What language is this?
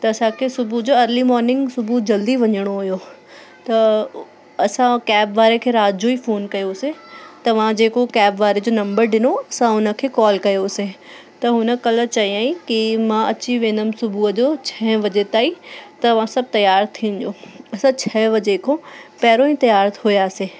Sindhi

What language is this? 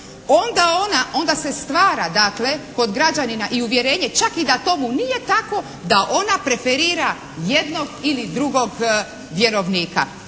Croatian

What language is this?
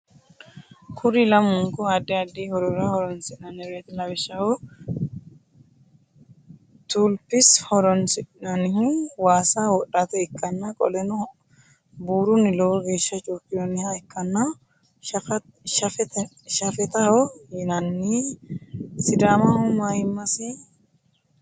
Sidamo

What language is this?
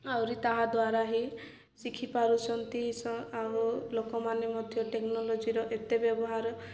Odia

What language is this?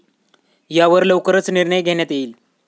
Marathi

